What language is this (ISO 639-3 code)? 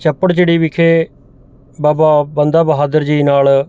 pan